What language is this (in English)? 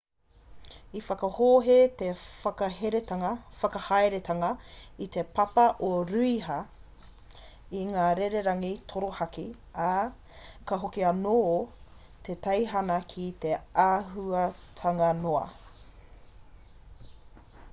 Māori